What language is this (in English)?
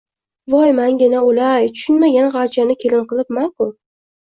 Uzbek